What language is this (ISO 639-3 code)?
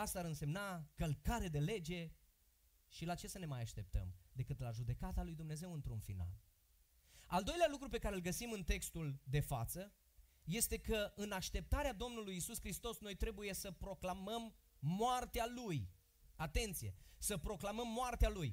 ron